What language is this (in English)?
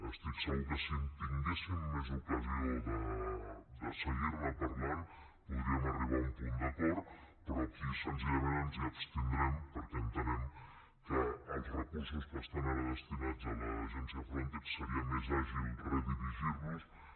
Catalan